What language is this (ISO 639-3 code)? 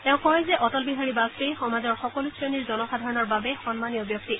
asm